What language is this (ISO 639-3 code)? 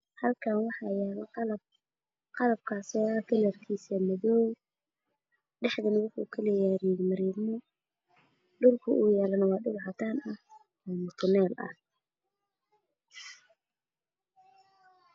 som